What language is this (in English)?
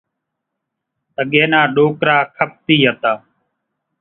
Kachi Koli